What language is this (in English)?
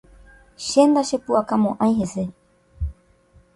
Guarani